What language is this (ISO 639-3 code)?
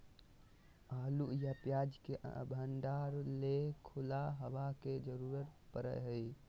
mag